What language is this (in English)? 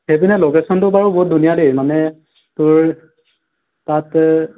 Assamese